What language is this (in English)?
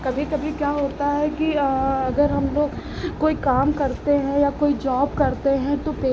Hindi